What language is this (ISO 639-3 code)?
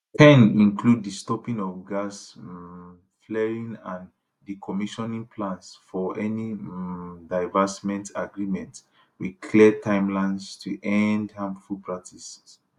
pcm